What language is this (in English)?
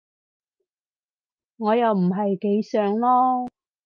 Cantonese